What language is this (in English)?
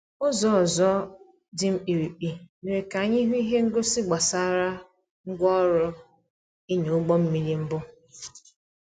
Igbo